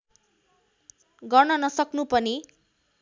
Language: Nepali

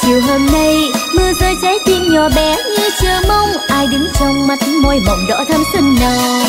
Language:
Vietnamese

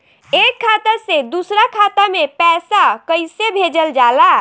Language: Bhojpuri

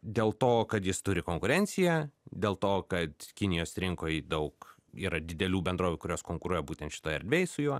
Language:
Lithuanian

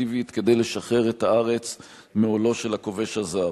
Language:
Hebrew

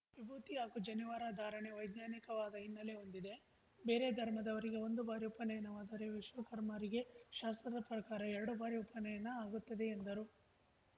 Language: Kannada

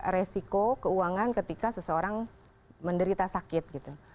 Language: Indonesian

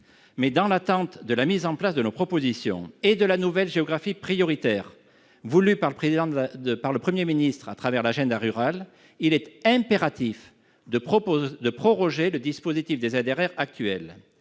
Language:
French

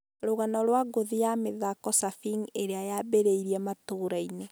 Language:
Kikuyu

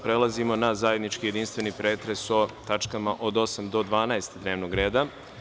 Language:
Serbian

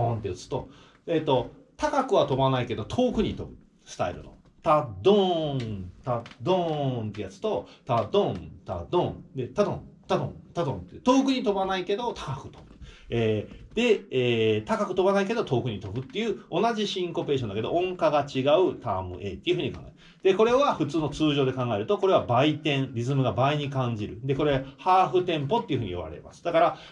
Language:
Japanese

